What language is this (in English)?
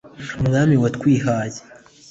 Kinyarwanda